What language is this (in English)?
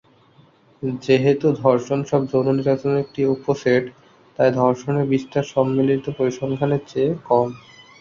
Bangla